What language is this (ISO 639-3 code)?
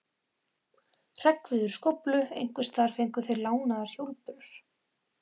isl